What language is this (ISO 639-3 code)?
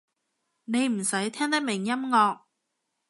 yue